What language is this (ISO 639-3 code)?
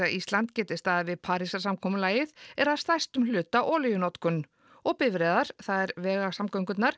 isl